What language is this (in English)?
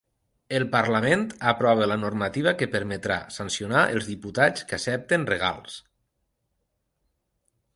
Catalan